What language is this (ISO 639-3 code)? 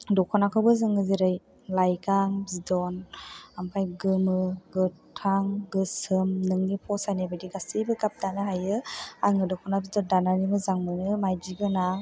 brx